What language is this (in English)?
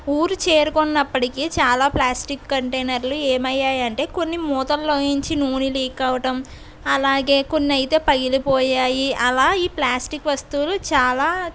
Telugu